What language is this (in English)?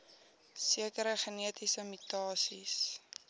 Afrikaans